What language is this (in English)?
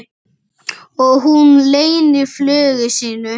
Icelandic